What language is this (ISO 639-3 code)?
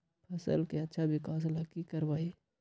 mag